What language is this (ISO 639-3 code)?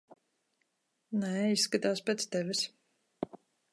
lav